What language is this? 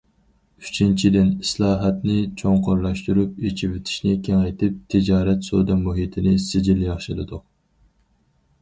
Uyghur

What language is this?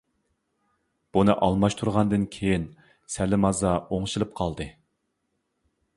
Uyghur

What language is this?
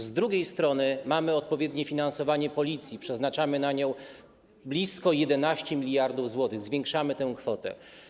Polish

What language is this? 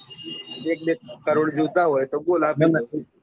Gujarati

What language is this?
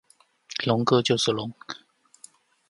Chinese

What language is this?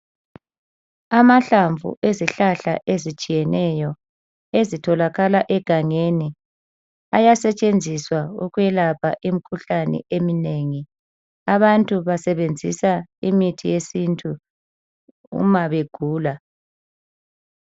North Ndebele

